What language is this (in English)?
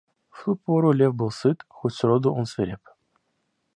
Russian